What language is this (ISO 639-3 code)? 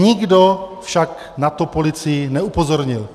ces